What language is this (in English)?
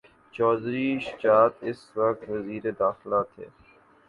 Urdu